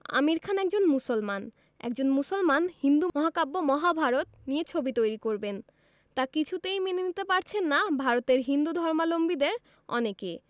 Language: Bangla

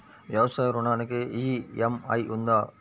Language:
Telugu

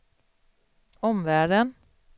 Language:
Swedish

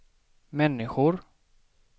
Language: Swedish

